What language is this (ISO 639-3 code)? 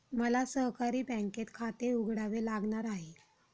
mar